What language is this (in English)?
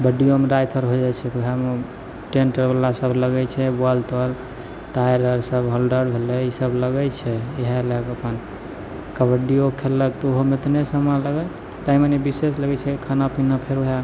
Maithili